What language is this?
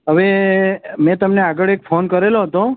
Gujarati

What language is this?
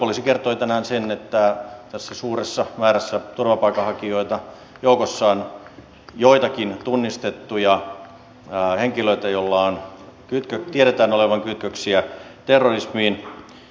Finnish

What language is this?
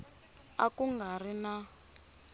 Tsonga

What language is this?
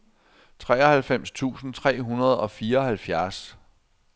Danish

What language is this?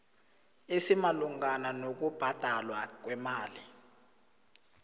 South Ndebele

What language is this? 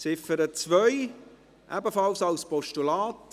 Swiss German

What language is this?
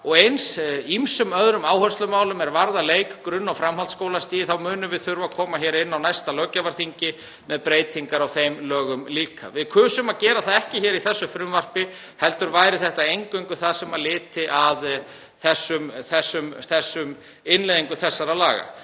Icelandic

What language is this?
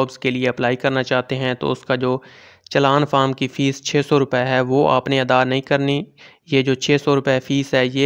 Hindi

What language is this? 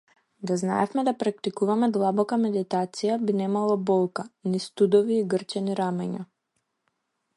Macedonian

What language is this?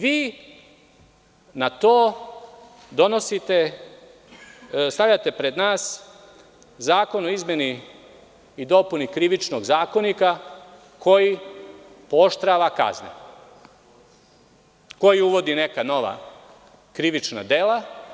Serbian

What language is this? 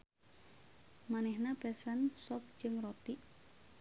Sundanese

